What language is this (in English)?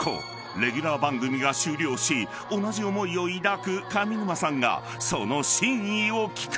Japanese